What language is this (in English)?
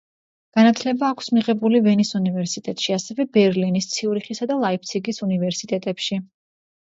Georgian